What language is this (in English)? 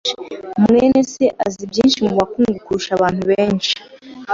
Kinyarwanda